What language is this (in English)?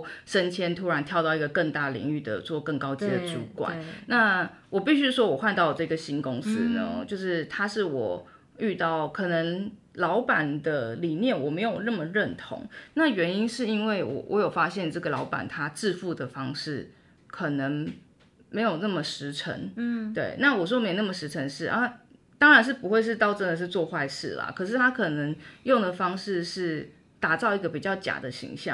Chinese